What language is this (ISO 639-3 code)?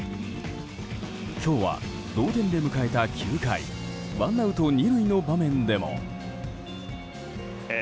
jpn